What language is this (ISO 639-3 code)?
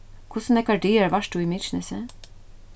fao